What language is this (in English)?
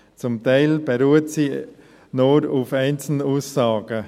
Swiss German